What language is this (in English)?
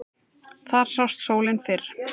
Icelandic